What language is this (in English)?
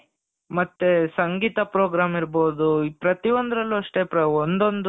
Kannada